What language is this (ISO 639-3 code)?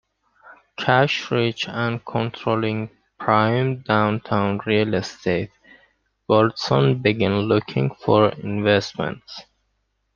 eng